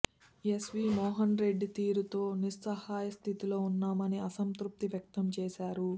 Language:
Telugu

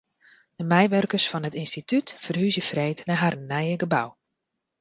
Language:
Western Frisian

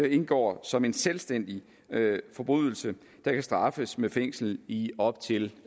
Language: Danish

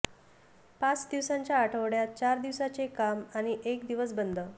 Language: Marathi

